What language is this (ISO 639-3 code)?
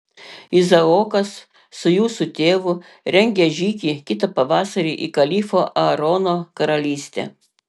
lit